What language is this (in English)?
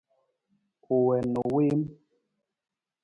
Nawdm